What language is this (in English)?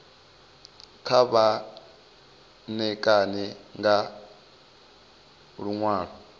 Venda